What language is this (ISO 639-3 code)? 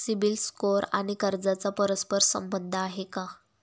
mar